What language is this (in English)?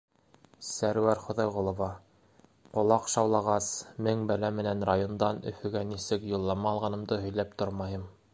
Bashkir